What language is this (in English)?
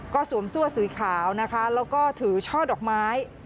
Thai